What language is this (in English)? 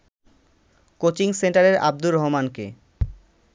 Bangla